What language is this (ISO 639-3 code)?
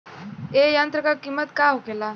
bho